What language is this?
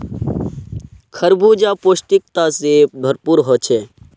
Magahi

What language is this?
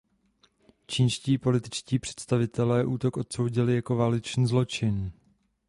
Czech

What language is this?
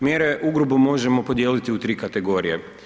Croatian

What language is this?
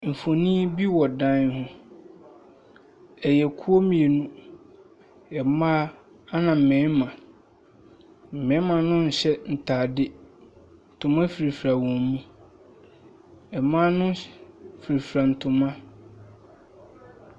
Akan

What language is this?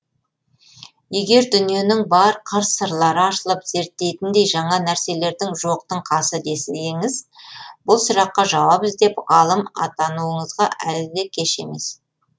Kazakh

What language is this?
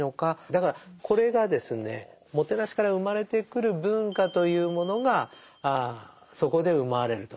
Japanese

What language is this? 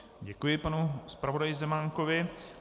Czech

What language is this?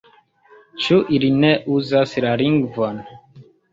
Esperanto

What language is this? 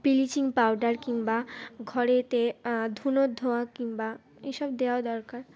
Bangla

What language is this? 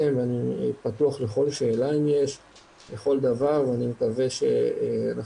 Hebrew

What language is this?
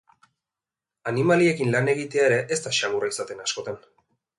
Basque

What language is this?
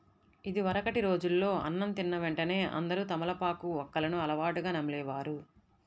Telugu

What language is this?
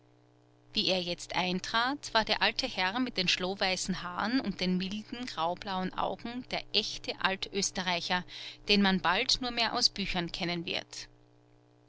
German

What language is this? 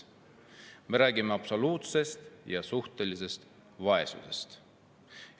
Estonian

